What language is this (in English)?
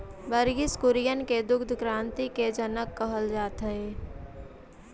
Magahi